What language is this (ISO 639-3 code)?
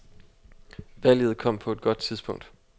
dan